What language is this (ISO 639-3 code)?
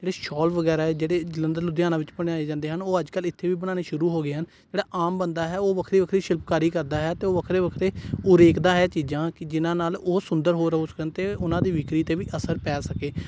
pan